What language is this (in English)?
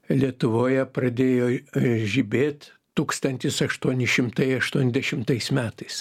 Lithuanian